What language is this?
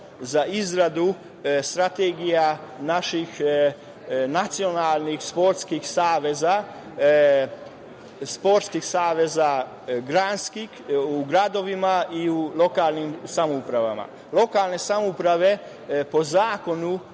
Serbian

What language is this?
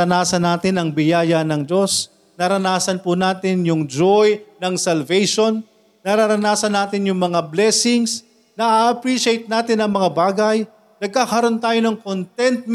Filipino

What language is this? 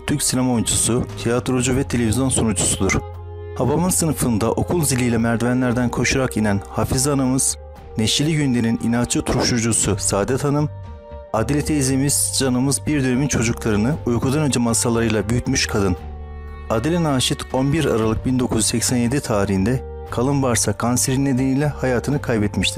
Turkish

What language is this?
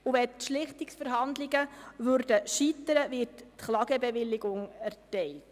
Swiss German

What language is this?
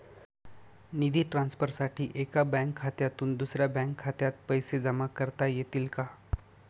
Marathi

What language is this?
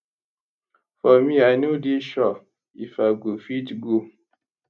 Nigerian Pidgin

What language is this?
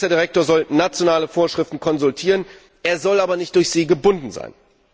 German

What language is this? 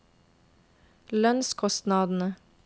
Norwegian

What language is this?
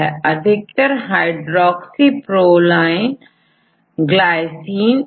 Hindi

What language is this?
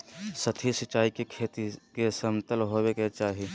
Magahi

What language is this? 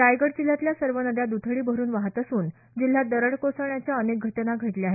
Marathi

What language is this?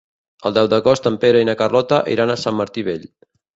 Catalan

